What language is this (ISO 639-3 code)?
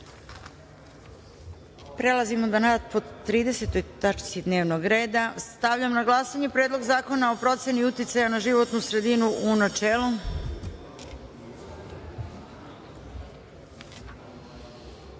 srp